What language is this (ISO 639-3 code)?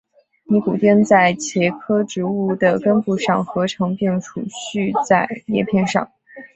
zho